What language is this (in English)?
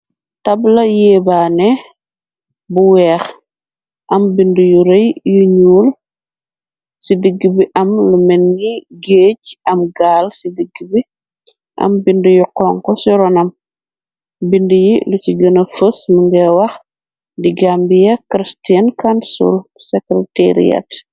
Wolof